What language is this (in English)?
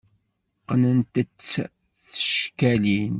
Kabyle